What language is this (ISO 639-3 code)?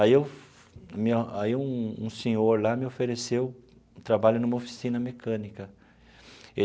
por